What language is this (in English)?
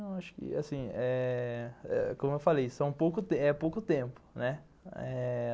Portuguese